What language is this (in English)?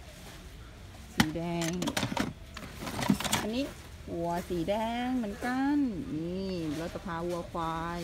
Thai